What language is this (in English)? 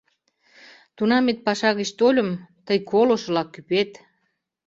Mari